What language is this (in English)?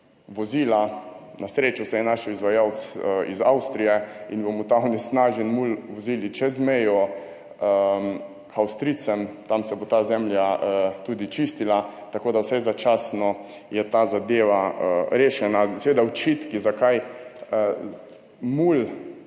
Slovenian